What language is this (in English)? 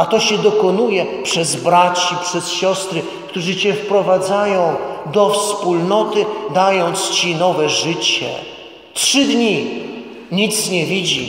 Polish